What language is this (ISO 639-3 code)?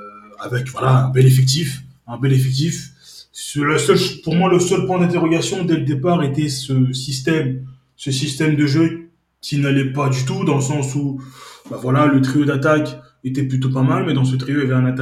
fra